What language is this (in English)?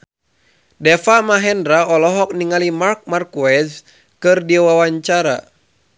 Sundanese